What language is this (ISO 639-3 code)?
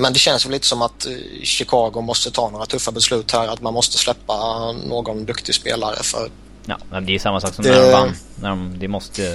swe